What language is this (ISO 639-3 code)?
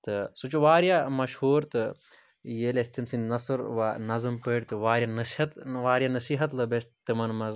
kas